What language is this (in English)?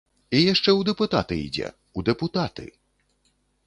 Belarusian